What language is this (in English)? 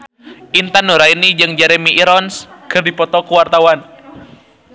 Sundanese